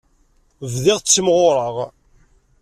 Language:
Kabyle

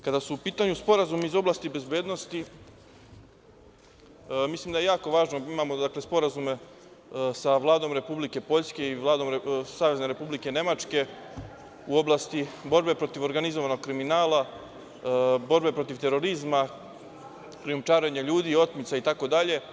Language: Serbian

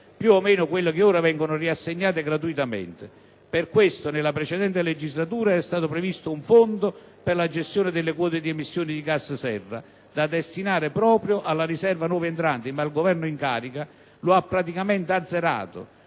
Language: Italian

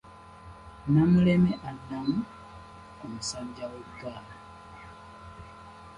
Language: Ganda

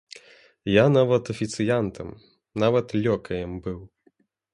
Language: Belarusian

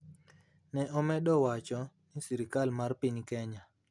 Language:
Luo (Kenya and Tanzania)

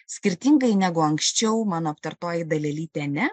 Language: Lithuanian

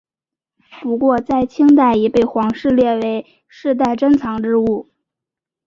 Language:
Chinese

